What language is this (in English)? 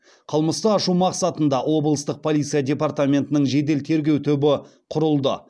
Kazakh